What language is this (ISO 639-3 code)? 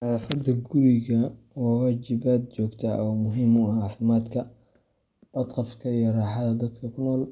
som